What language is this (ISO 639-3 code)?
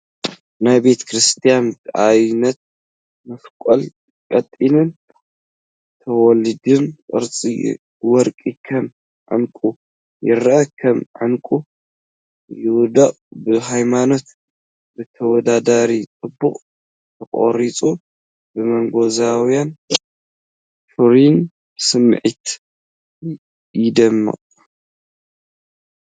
tir